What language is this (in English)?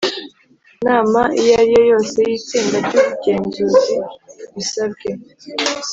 Kinyarwanda